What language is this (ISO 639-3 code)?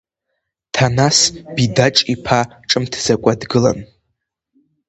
abk